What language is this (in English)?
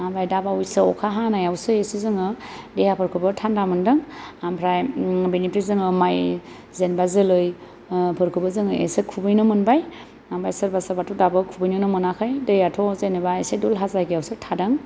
Bodo